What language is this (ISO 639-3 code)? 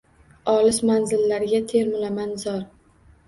uzb